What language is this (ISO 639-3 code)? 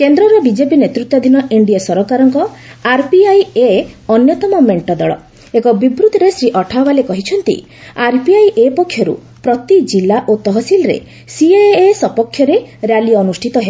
ori